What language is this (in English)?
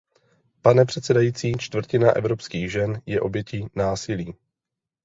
Czech